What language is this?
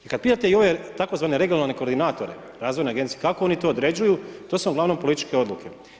Croatian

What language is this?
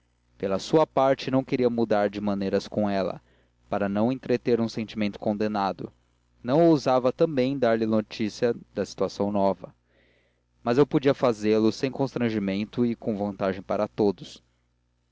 Portuguese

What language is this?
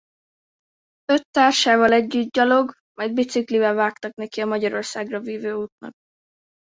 Hungarian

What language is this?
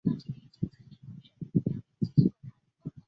Chinese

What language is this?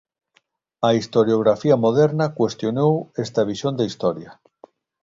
Galician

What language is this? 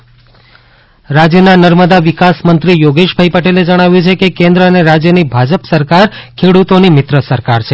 Gujarati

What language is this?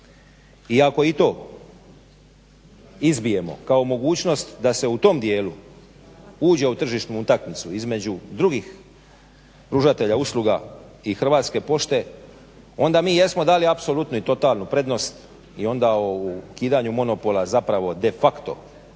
Croatian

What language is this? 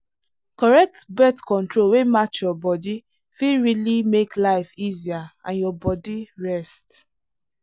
Nigerian Pidgin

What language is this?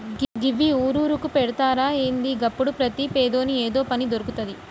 Telugu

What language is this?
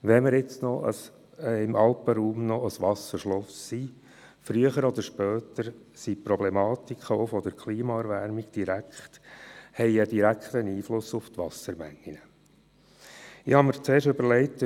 Swiss German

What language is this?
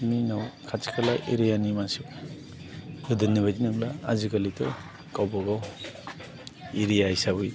Bodo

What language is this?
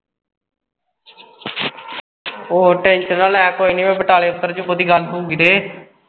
Punjabi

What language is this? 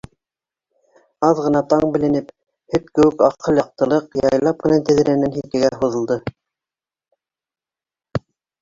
Bashkir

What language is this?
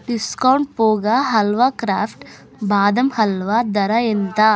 Telugu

